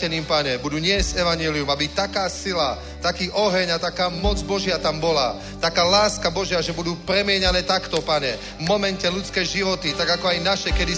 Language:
Czech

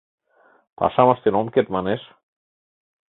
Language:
Mari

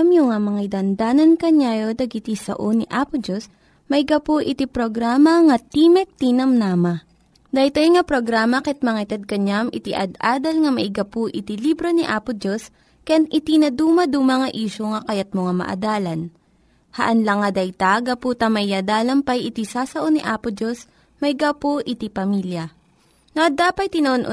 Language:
Filipino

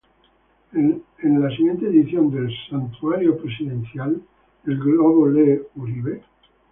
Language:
Spanish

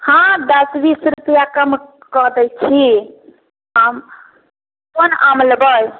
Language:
Maithili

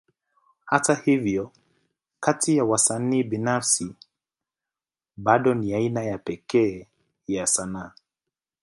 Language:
Swahili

